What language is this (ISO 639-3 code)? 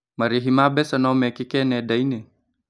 kik